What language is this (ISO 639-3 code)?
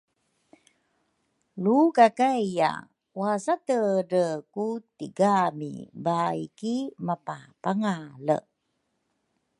dru